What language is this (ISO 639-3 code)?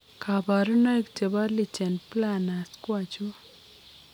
kln